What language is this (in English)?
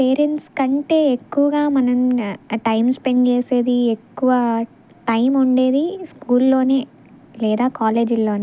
Telugu